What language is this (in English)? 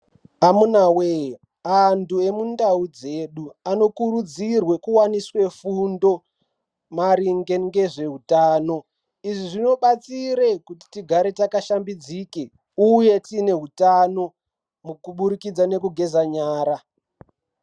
Ndau